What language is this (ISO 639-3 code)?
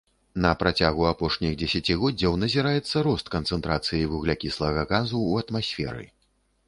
bel